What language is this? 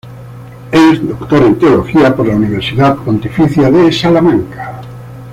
Spanish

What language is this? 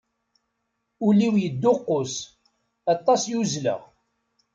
Kabyle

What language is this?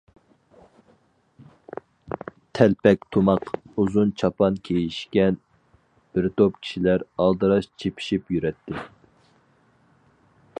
Uyghur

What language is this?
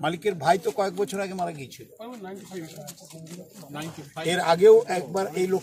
Arabic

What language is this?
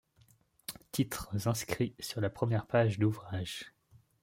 French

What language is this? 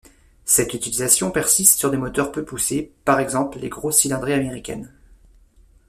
French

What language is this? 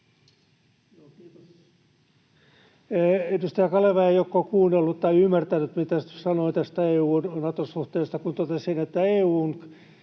Finnish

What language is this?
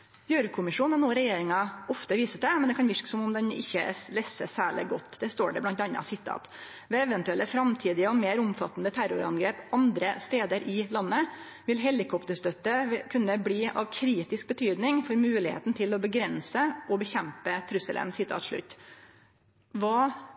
Norwegian Nynorsk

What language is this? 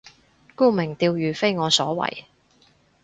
Cantonese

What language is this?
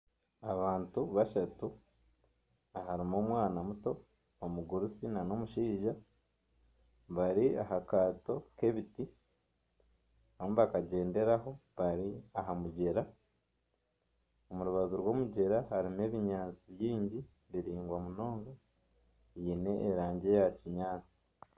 Nyankole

